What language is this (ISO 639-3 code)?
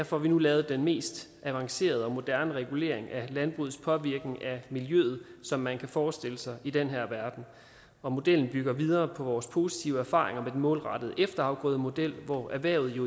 dan